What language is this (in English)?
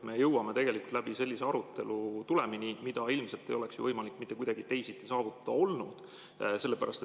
Estonian